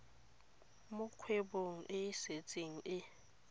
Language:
Tswana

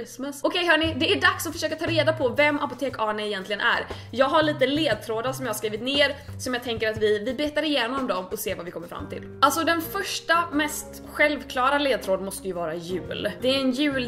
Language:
Swedish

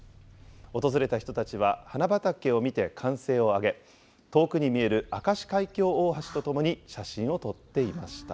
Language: Japanese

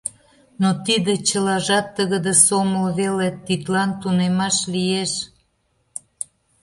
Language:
Mari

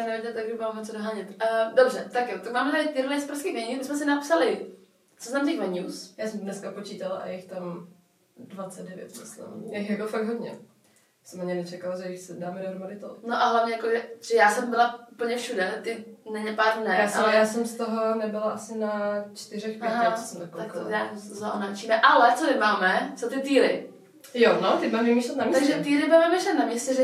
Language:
Czech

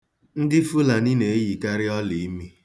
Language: Igbo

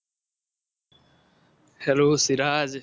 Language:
Gujarati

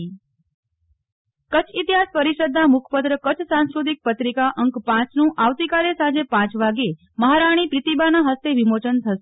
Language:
Gujarati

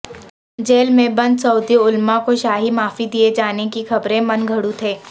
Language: Urdu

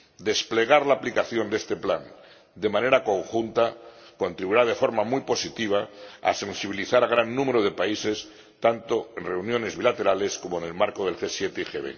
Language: Spanish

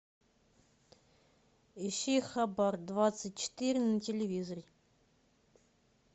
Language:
Russian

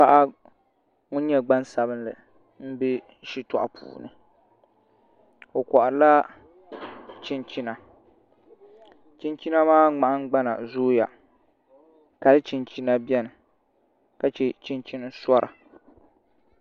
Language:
Dagbani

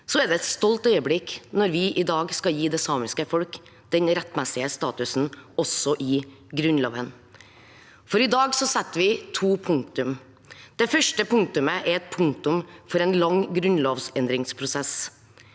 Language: Norwegian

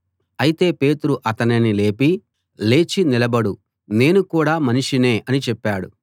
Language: Telugu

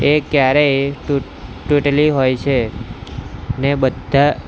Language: Gujarati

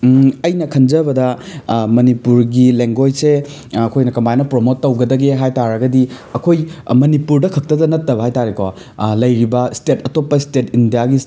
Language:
Manipuri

